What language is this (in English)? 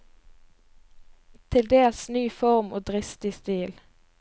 Norwegian